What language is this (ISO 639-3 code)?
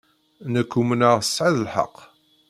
kab